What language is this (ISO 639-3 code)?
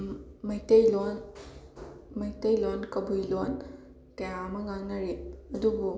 mni